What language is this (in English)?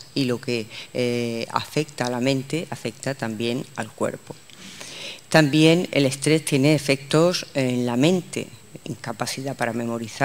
Spanish